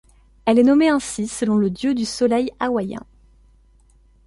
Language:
French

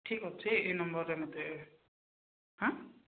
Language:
Odia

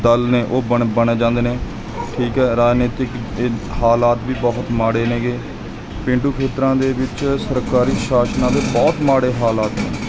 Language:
Punjabi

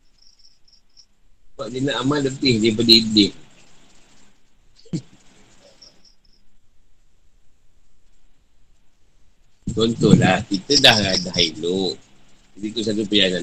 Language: Malay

